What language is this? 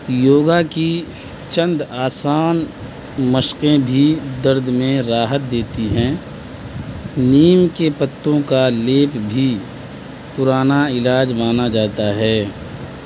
Urdu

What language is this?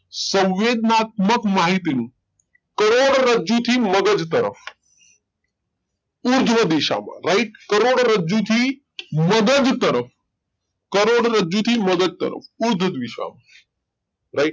Gujarati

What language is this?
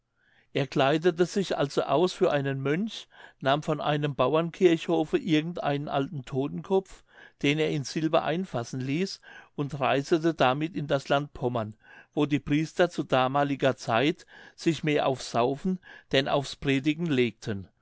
German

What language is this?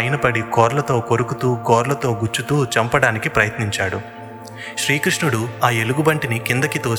Telugu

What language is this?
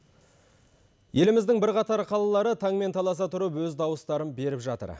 Kazakh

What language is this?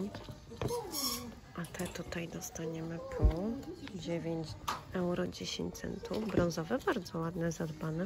Polish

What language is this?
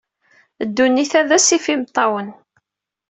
Kabyle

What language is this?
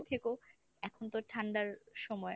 Bangla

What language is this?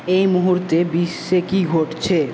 Bangla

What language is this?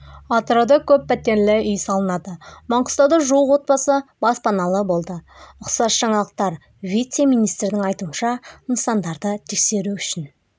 Kazakh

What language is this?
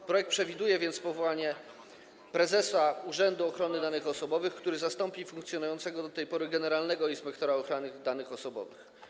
Polish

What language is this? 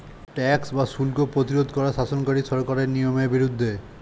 Bangla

